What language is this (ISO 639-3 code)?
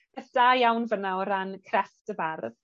cym